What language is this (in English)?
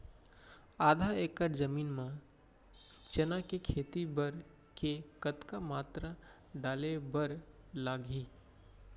Chhattisgarhi